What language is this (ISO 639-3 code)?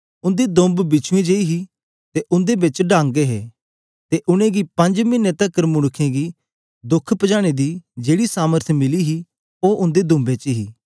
doi